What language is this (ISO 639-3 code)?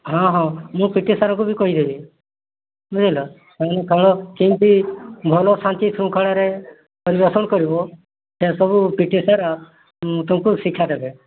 ori